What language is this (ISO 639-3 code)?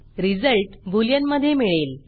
mar